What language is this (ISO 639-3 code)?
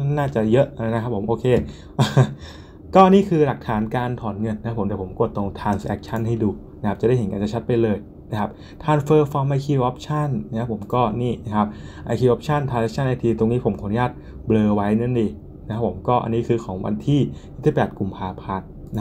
tha